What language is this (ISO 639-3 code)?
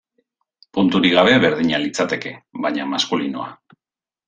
eus